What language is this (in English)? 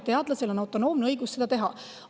Estonian